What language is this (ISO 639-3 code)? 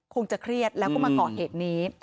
tha